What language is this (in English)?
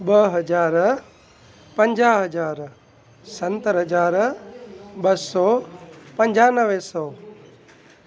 Sindhi